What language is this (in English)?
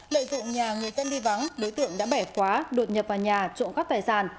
Vietnamese